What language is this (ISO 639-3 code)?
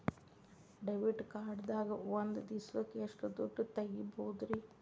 kan